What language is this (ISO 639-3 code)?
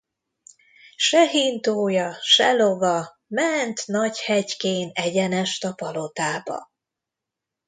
hun